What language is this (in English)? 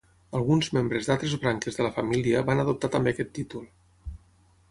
Catalan